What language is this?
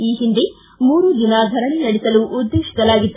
Kannada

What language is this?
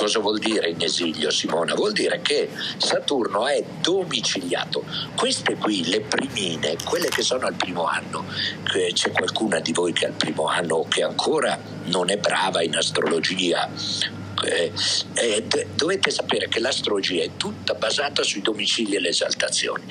Italian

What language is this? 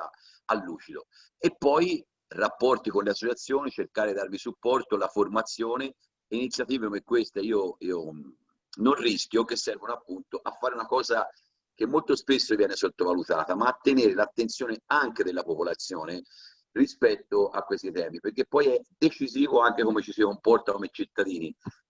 Italian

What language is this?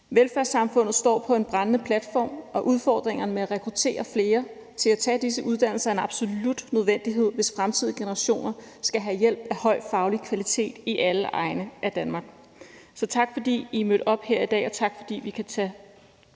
Danish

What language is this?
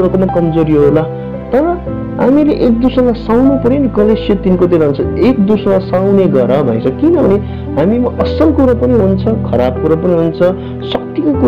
Romanian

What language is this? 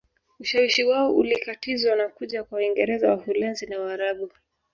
Swahili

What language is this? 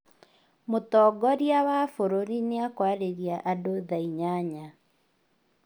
Kikuyu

